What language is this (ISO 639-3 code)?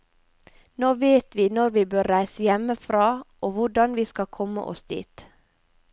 nor